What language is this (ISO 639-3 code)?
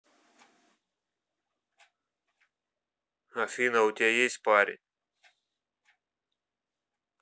rus